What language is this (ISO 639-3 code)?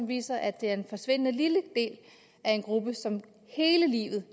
dan